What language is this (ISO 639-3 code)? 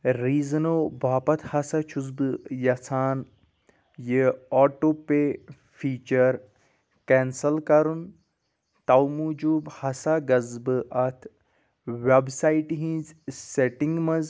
kas